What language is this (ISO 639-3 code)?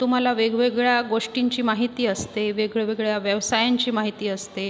mar